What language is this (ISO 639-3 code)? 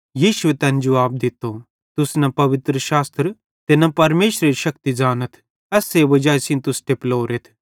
bhd